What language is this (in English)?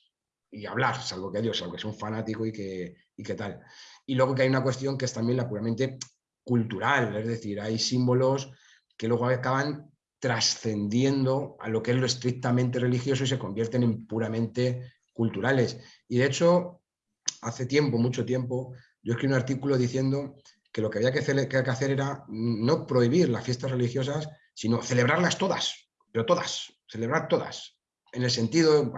Spanish